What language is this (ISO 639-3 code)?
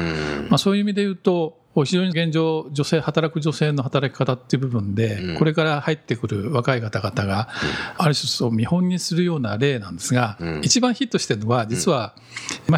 jpn